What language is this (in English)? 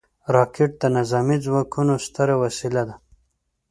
Pashto